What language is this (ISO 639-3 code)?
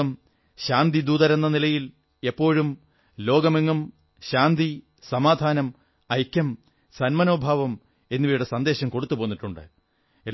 mal